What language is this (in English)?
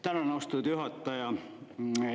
Estonian